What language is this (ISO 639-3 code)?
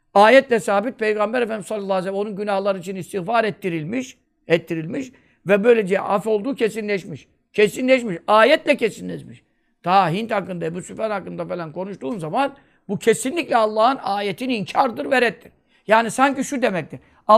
tur